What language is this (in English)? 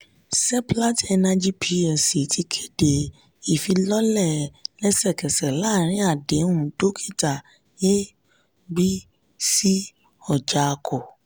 Yoruba